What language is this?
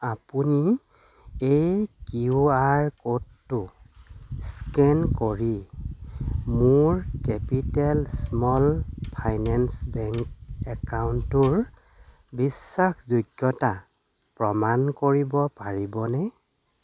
Assamese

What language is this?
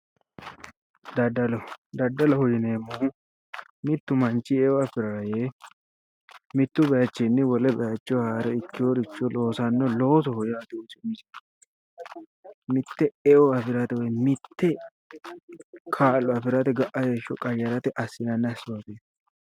Sidamo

